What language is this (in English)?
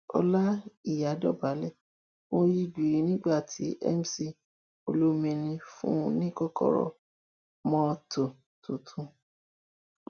Yoruba